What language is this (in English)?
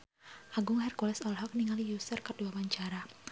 Sundanese